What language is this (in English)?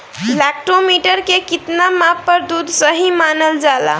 Bhojpuri